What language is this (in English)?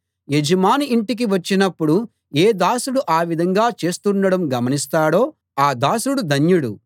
Telugu